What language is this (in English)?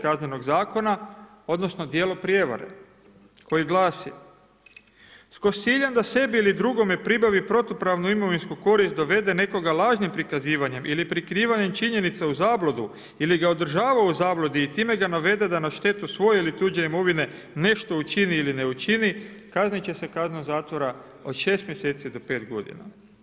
Croatian